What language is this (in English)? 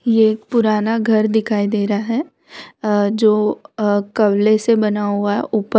Hindi